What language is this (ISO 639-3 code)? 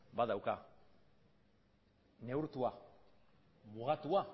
eus